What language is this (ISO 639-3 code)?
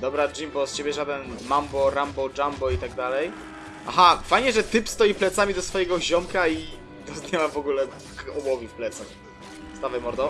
pol